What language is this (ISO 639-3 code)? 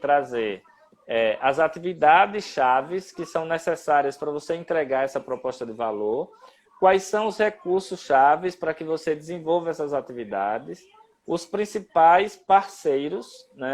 por